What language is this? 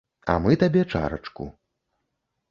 Belarusian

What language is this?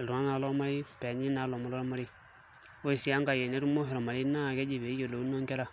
Masai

